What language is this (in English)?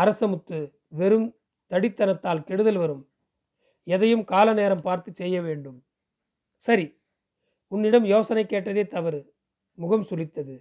Tamil